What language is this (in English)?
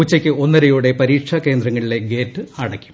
Malayalam